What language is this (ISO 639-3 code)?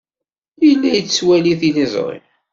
kab